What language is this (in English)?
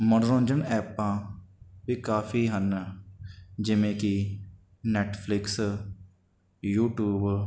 Punjabi